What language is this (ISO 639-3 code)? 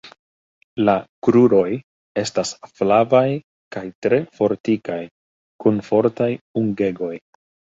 epo